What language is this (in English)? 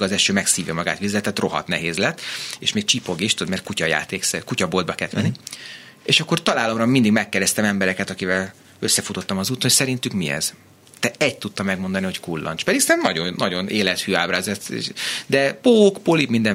Hungarian